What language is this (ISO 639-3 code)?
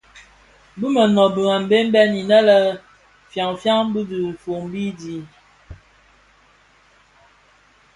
ksf